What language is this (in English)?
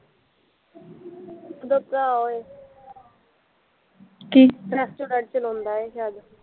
Punjabi